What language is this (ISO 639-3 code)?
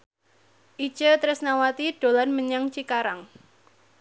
jav